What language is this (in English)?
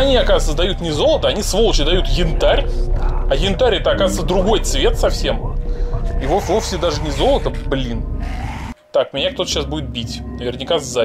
Russian